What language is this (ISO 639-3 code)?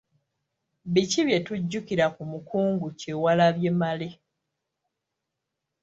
lug